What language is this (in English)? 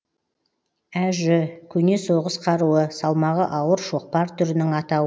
Kazakh